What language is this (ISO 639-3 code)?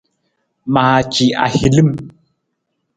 nmz